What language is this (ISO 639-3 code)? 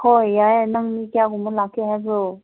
mni